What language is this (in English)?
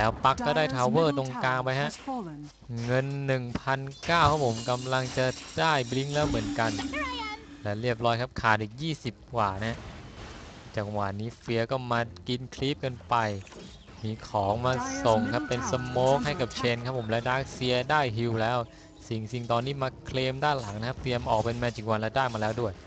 Thai